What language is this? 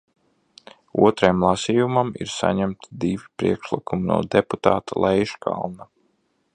Latvian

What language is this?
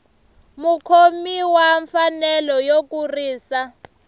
Tsonga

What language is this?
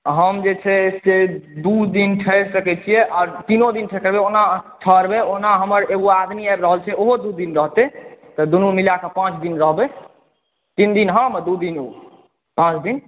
Maithili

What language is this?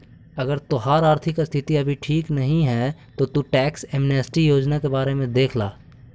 Magahi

